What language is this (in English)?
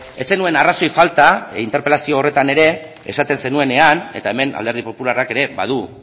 Basque